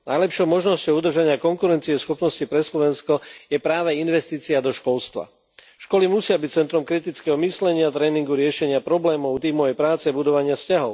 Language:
Slovak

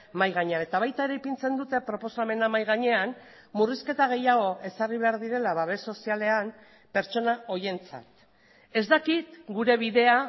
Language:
Basque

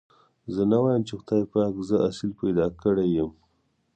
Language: Pashto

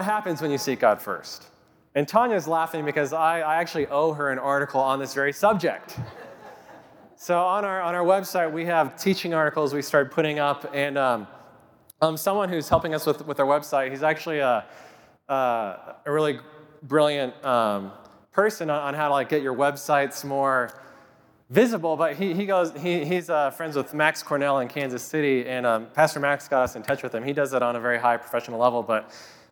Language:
English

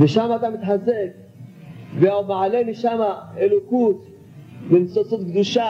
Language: Hebrew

